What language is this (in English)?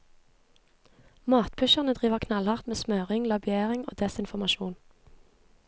Norwegian